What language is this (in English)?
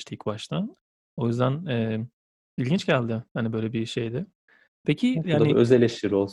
Turkish